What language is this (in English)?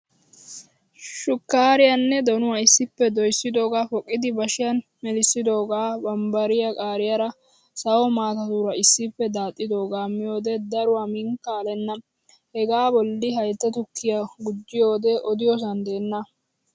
Wolaytta